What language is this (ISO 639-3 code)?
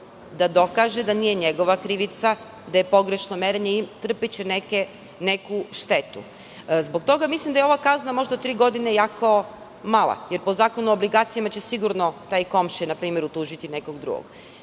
srp